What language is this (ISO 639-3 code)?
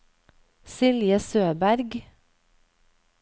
nor